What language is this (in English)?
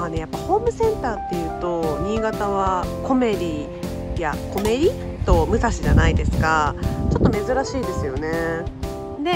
Japanese